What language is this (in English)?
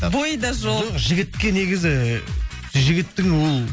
Kazakh